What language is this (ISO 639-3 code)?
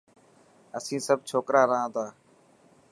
mki